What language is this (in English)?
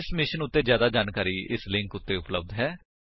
Punjabi